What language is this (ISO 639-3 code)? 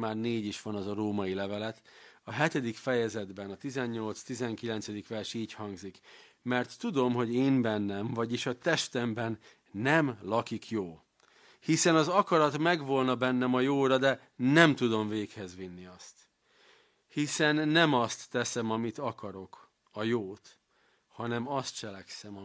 hun